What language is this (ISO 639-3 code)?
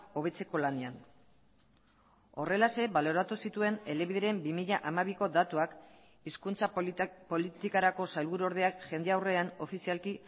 eus